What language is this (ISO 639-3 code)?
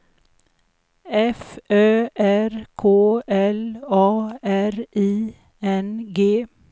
swe